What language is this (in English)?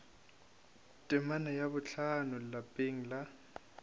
Northern Sotho